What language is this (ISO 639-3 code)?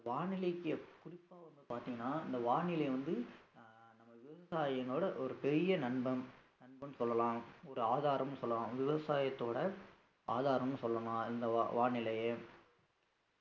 tam